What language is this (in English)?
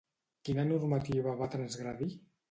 Catalan